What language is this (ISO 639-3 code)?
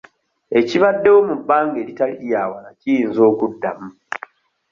lug